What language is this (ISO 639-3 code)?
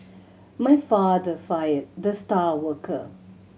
eng